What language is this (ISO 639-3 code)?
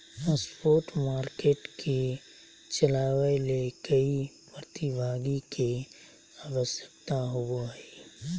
mag